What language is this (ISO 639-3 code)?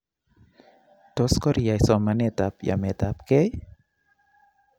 kln